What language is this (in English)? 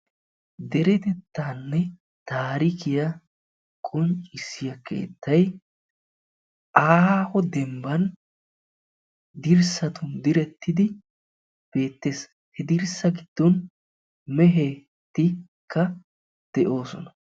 Wolaytta